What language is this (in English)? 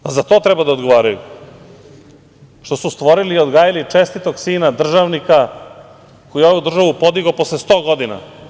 Serbian